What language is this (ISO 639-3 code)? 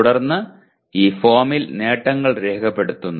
mal